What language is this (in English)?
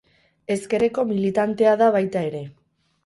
Basque